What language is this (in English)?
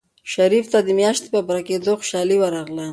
Pashto